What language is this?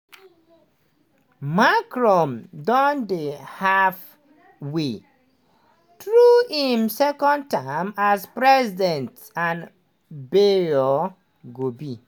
Nigerian Pidgin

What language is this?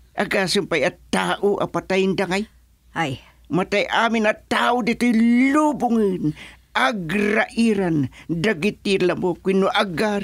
Filipino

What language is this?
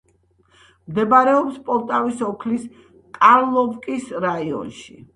Georgian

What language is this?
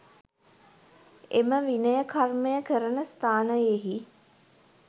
Sinhala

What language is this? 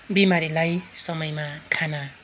Nepali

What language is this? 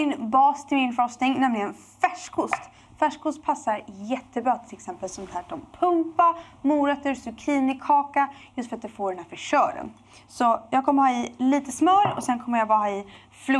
Swedish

